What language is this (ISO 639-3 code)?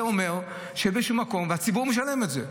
heb